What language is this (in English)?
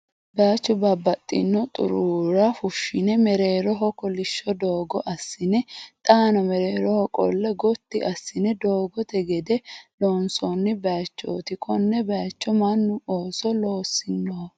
Sidamo